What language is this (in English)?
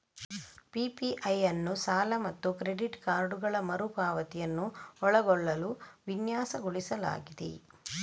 Kannada